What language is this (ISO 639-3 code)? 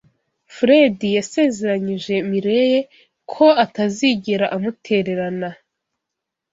kin